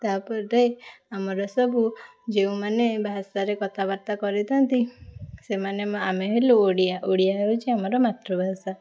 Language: Odia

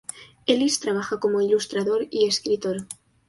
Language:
Spanish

